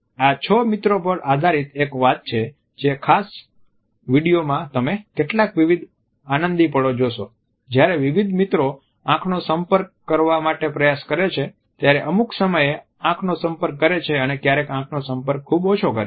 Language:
Gujarati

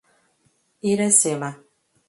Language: Portuguese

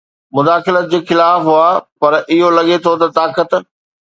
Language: Sindhi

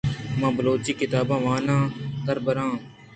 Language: Eastern Balochi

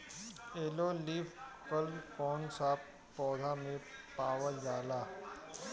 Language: Bhojpuri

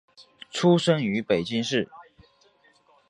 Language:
Chinese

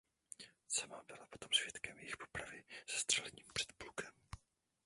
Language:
Czech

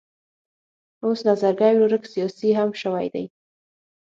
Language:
Pashto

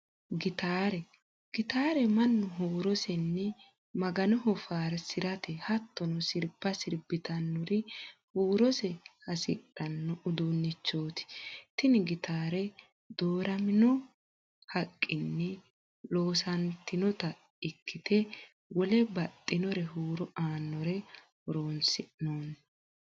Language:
Sidamo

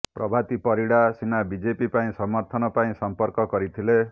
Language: Odia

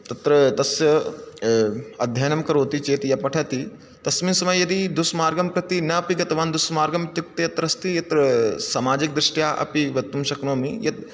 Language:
Sanskrit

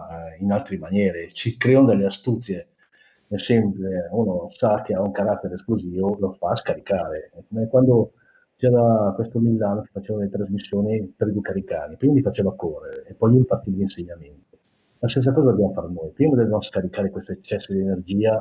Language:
Italian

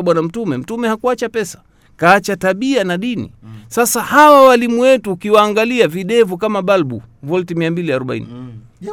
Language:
Swahili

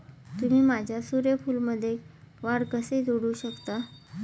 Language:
Marathi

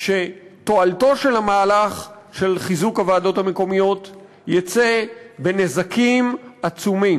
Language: Hebrew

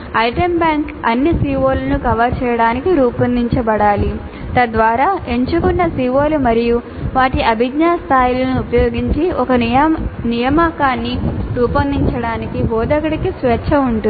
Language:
Telugu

